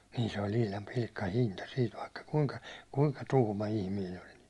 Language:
Finnish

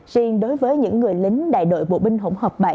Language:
Vietnamese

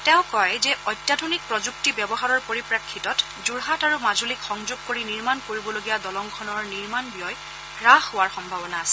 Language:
Assamese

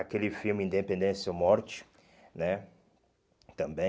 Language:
Portuguese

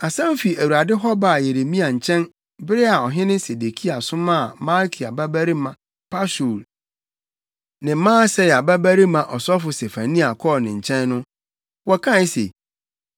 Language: Akan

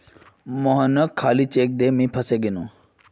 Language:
Magahi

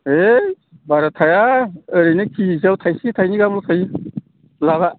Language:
Bodo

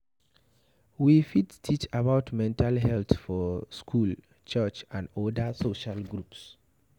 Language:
Nigerian Pidgin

